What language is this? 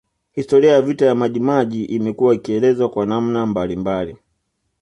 Swahili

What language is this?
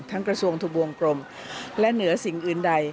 Thai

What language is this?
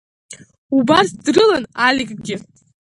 Abkhazian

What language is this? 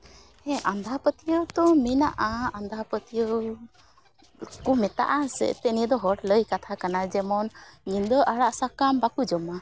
Santali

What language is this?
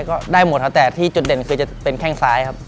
Thai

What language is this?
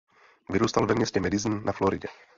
Czech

